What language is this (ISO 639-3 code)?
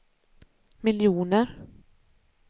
swe